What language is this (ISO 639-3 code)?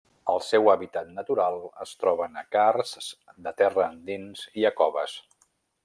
cat